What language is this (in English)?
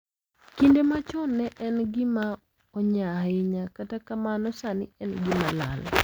Luo (Kenya and Tanzania)